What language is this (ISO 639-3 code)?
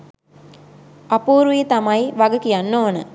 sin